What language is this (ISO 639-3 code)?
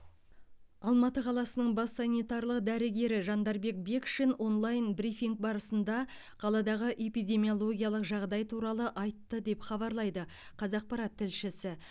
kaz